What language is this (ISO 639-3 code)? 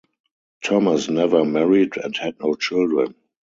eng